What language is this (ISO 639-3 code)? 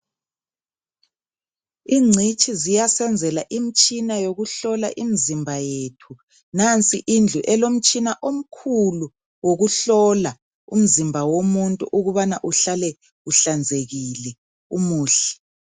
nde